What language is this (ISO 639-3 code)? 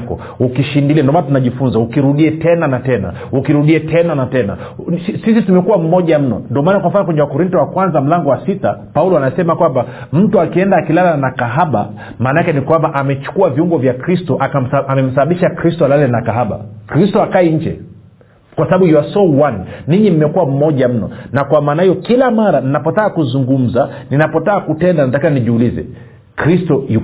swa